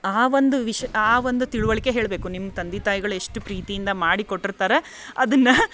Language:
Kannada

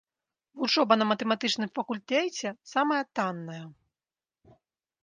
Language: Belarusian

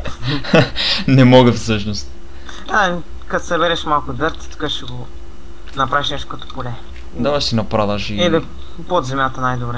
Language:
Bulgarian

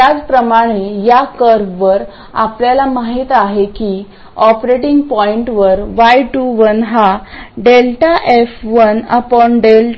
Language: Marathi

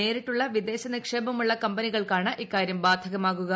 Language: Malayalam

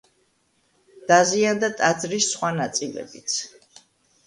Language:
Georgian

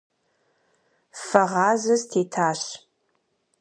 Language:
Kabardian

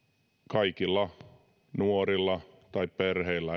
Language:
Finnish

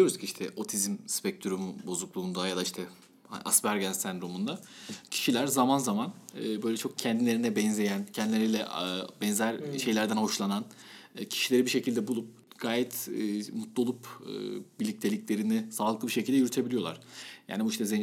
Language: Turkish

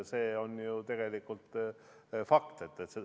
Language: Estonian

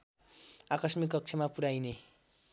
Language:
Nepali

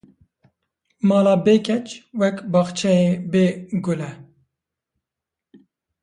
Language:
Kurdish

